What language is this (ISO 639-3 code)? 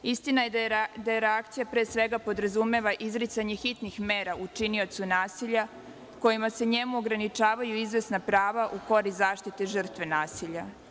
srp